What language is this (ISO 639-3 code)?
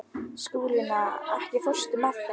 isl